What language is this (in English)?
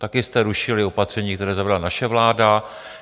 Czech